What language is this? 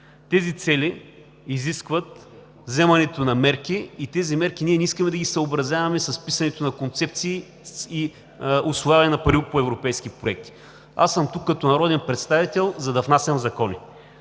Bulgarian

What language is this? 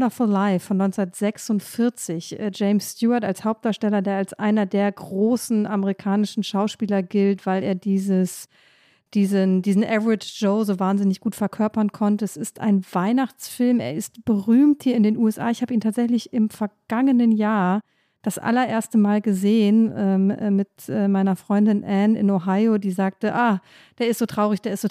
German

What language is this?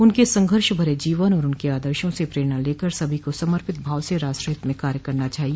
Hindi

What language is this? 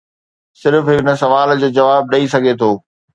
Sindhi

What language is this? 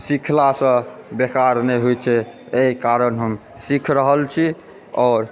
Maithili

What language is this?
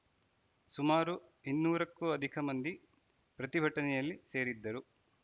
Kannada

